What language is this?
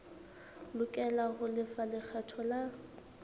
Southern Sotho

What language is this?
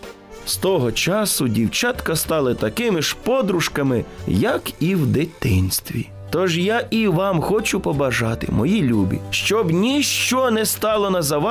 Ukrainian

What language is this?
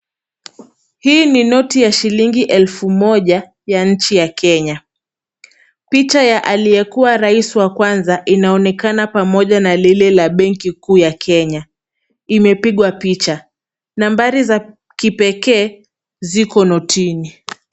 Swahili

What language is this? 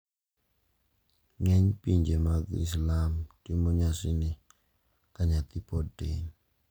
Luo (Kenya and Tanzania)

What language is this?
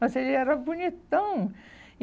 Portuguese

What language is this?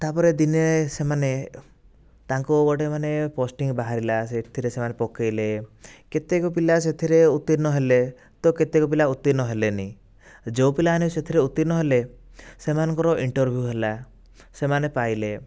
Odia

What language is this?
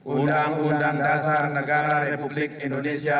Indonesian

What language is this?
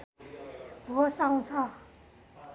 Nepali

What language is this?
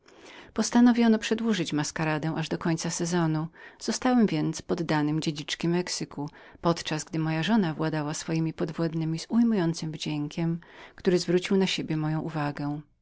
Polish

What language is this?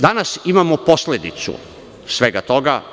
Serbian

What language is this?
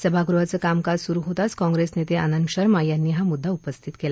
Marathi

